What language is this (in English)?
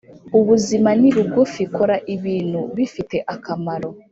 Kinyarwanda